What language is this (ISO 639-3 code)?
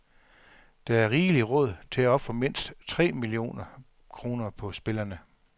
dan